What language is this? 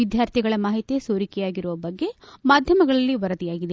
Kannada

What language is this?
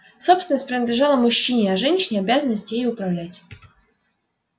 Russian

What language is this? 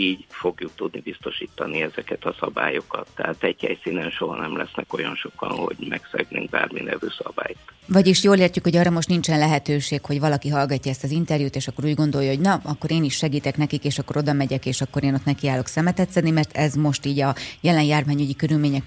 Hungarian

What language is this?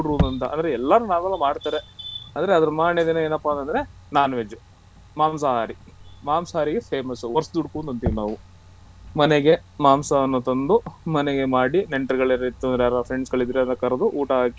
Kannada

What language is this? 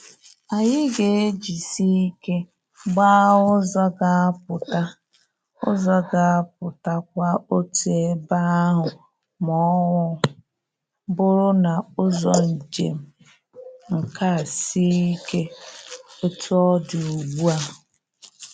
Igbo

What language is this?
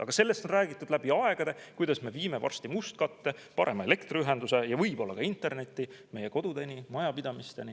Estonian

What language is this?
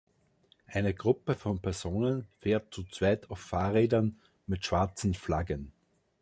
German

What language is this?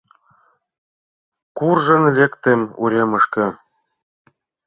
Mari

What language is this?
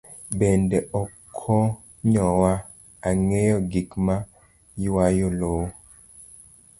Luo (Kenya and Tanzania)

